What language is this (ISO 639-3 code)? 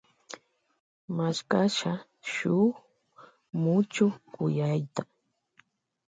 qvj